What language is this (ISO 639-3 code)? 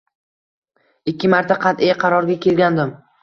uzb